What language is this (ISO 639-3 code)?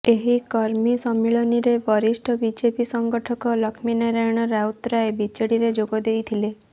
ori